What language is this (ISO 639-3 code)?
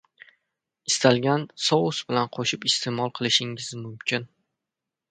uzb